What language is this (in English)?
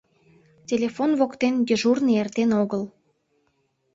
Mari